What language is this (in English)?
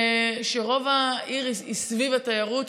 Hebrew